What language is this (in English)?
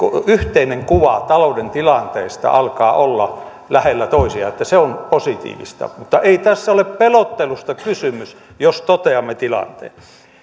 Finnish